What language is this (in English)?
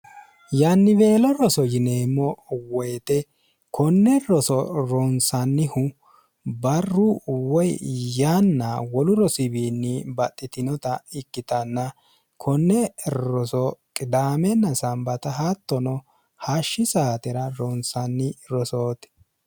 Sidamo